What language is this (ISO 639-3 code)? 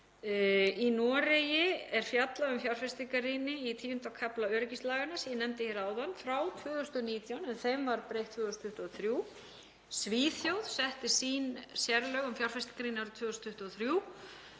isl